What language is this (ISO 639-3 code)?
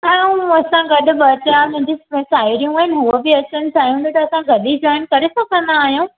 snd